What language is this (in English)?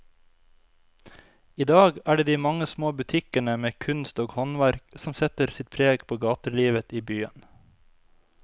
Norwegian